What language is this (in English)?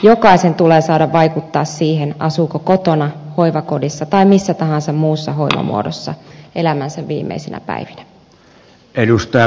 Finnish